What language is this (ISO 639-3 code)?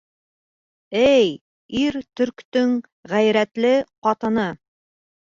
bak